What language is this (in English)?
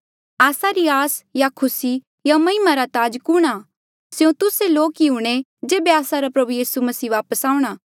Mandeali